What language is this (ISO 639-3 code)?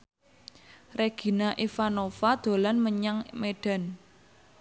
jav